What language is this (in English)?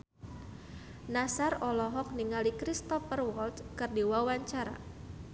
Sundanese